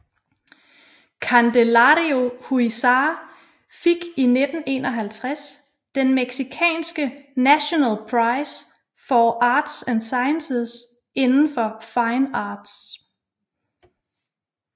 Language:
Danish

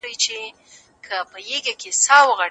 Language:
Pashto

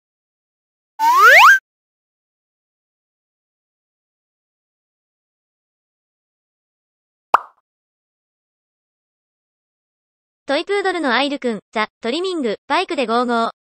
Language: Japanese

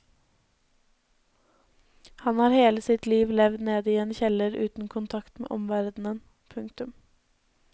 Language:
Norwegian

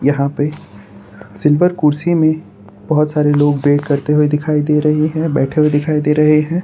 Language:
Hindi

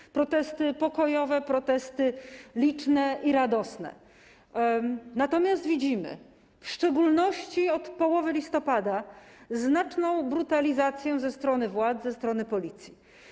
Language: Polish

